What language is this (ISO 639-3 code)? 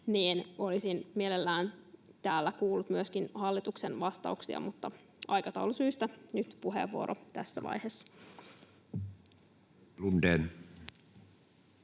fin